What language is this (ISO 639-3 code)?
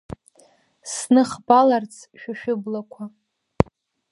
abk